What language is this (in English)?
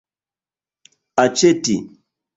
Esperanto